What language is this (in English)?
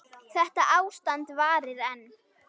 Icelandic